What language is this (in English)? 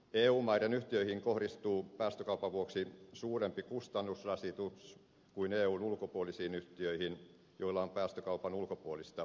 Finnish